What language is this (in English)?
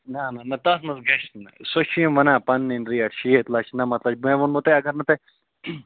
Kashmiri